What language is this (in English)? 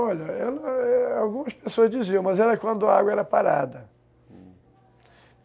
Portuguese